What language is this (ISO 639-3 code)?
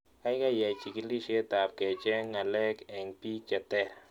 kln